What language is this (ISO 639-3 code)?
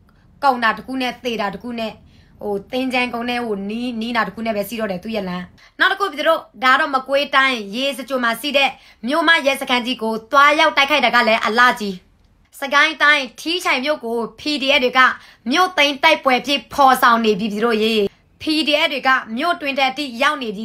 tha